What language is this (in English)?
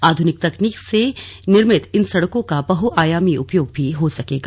Hindi